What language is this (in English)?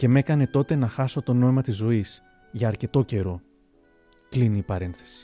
Greek